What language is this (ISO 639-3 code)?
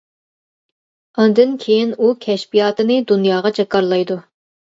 uig